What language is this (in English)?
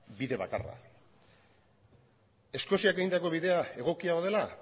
Basque